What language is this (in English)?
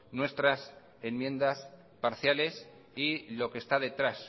Spanish